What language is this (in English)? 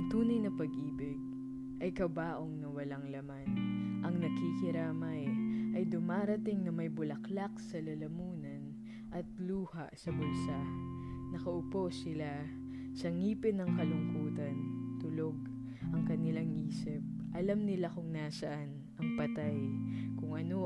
Filipino